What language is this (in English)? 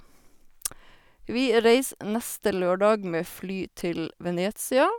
Norwegian